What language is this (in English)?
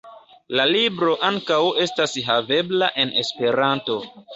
Esperanto